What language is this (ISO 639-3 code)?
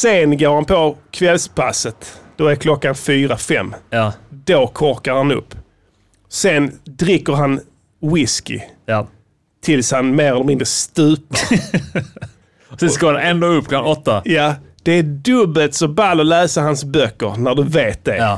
swe